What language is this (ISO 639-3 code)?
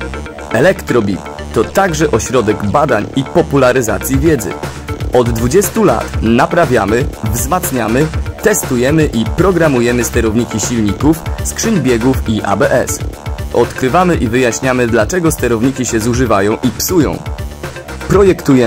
pol